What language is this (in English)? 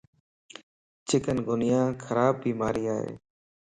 Lasi